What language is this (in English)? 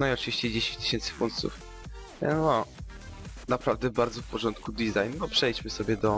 Polish